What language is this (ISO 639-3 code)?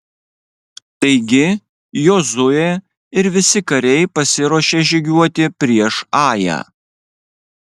lit